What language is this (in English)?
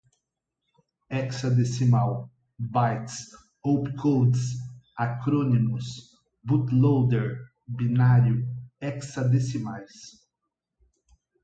Portuguese